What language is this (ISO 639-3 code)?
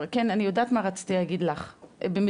heb